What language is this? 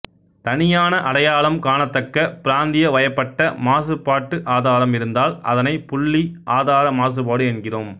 Tamil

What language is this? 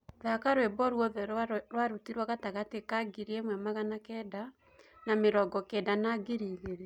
Kikuyu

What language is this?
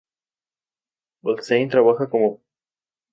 Spanish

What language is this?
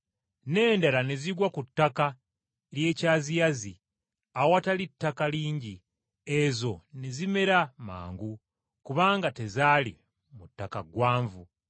Ganda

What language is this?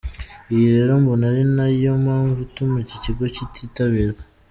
Kinyarwanda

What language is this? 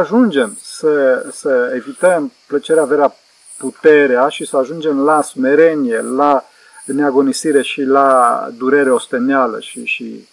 Romanian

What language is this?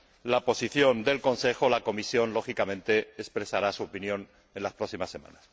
Spanish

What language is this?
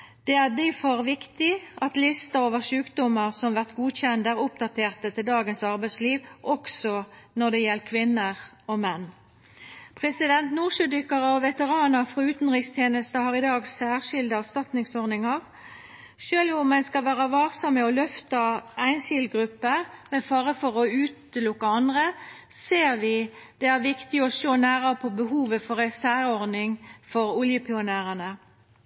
Norwegian Nynorsk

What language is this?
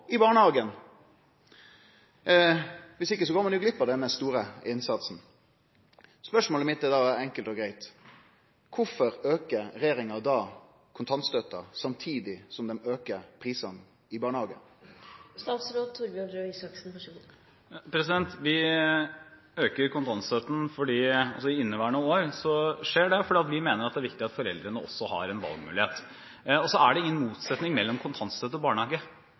Norwegian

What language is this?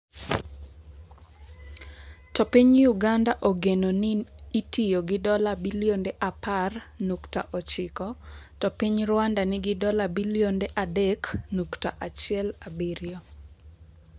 Luo (Kenya and Tanzania)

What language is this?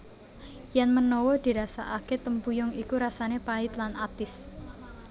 Javanese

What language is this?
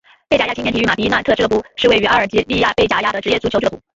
Chinese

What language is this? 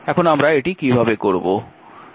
Bangla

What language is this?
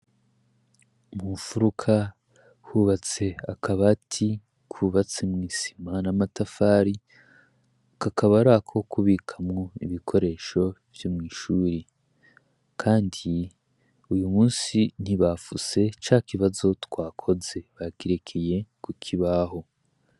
Rundi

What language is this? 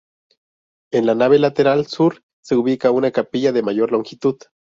Spanish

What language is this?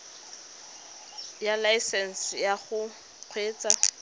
Tswana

